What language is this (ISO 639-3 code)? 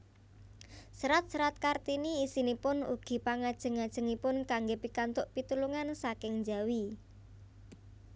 jav